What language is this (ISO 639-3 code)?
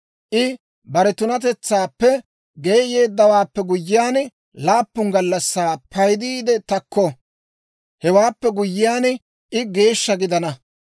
dwr